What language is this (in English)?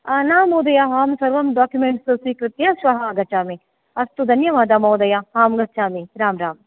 Sanskrit